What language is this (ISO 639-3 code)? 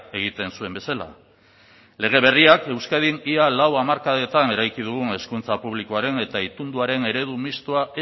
eus